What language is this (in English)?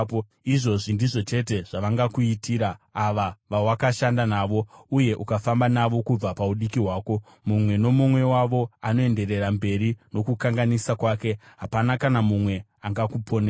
Shona